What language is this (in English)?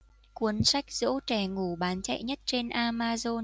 Vietnamese